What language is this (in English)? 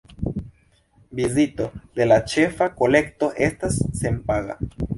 Esperanto